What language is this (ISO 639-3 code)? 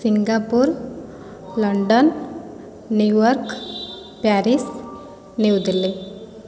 ori